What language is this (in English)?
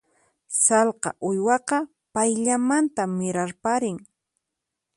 Puno Quechua